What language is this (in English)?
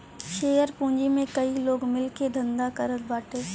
Bhojpuri